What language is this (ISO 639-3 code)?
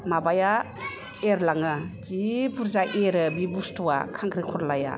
brx